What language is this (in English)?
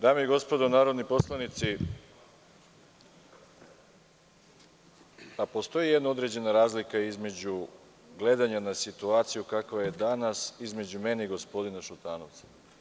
Serbian